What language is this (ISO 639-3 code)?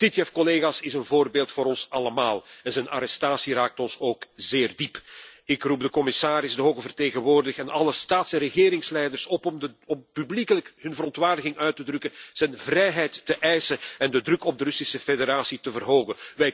nld